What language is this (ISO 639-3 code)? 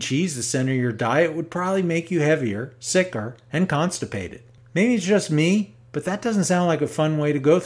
eng